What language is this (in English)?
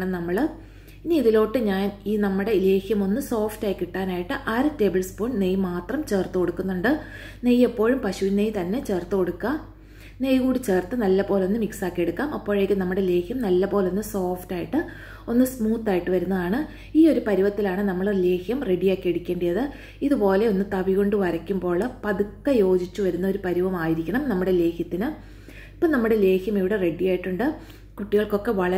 Malayalam